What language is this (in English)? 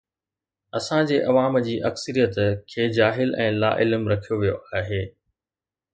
Sindhi